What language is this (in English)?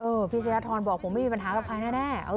Thai